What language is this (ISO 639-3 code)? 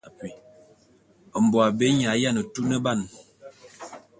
bum